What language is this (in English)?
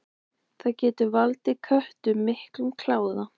Icelandic